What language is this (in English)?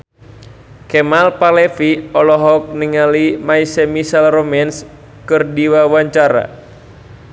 Sundanese